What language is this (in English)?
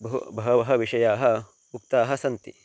Sanskrit